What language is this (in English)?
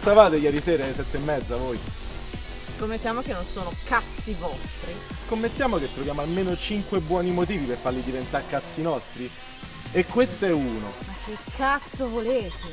Italian